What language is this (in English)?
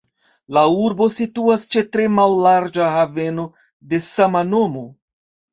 Esperanto